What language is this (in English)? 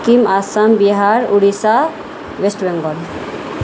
Nepali